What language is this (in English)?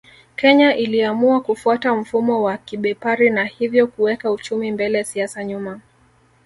Swahili